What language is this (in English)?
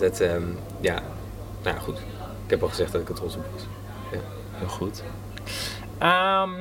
Dutch